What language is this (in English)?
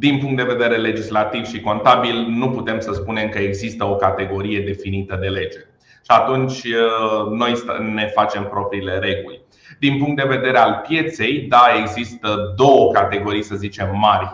Romanian